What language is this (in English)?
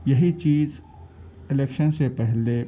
Urdu